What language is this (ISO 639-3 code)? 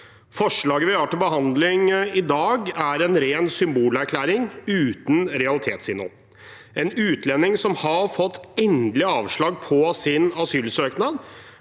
nor